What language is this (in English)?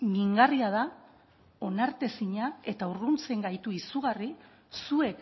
Basque